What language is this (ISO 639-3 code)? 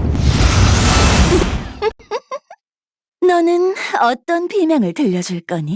kor